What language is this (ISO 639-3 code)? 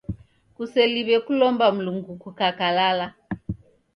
dav